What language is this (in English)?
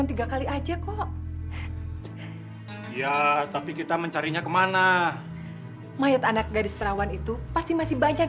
Indonesian